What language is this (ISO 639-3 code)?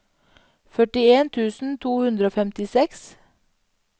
nor